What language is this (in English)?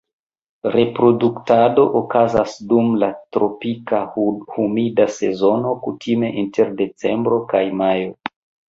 Esperanto